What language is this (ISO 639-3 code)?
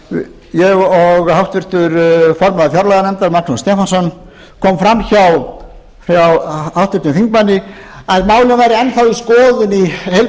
isl